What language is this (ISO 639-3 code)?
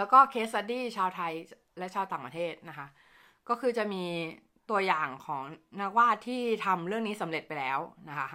tha